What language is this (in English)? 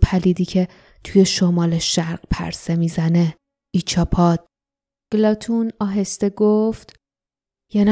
Persian